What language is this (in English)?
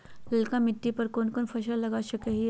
Magahi